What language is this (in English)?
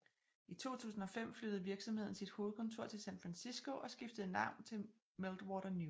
Danish